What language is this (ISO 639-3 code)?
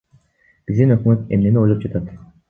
kir